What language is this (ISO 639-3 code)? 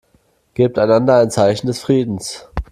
deu